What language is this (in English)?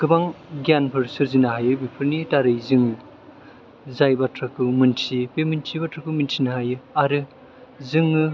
Bodo